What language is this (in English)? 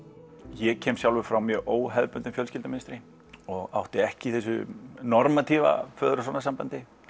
Icelandic